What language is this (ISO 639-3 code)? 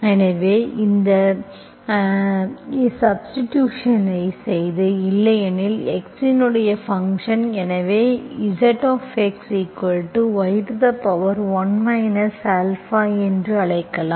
tam